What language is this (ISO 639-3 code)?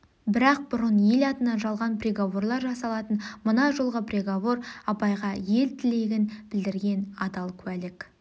kaz